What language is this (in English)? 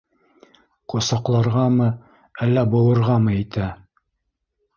Bashkir